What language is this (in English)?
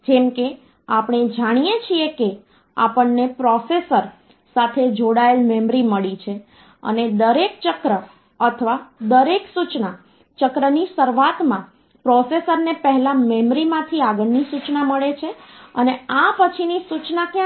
Gujarati